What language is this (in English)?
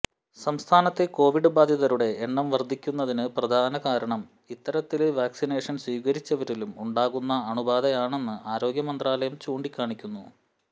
Malayalam